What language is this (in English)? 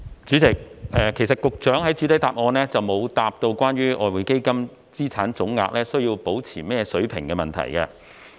Cantonese